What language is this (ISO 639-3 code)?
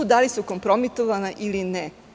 srp